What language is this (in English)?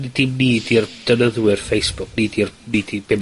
Welsh